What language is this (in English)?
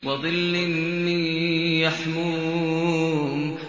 Arabic